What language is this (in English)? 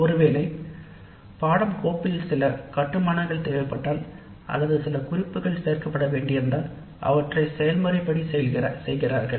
Tamil